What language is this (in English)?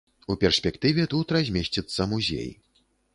Belarusian